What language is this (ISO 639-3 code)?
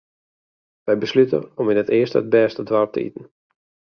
fry